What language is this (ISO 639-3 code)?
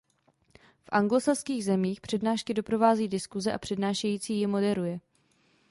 ces